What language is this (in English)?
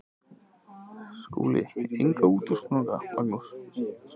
Icelandic